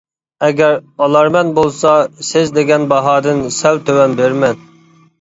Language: Uyghur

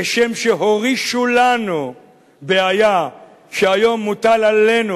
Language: Hebrew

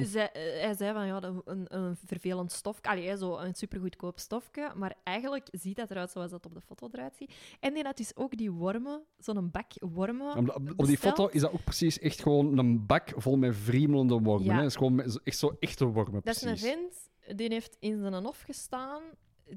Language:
Dutch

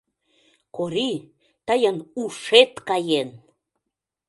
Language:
Mari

